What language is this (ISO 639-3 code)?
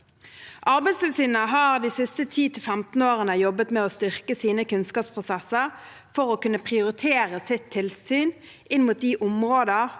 nor